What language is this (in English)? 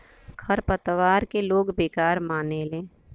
Bhojpuri